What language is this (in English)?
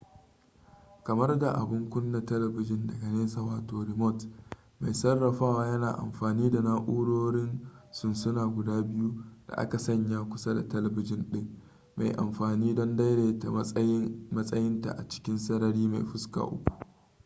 Hausa